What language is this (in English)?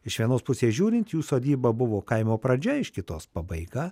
Lithuanian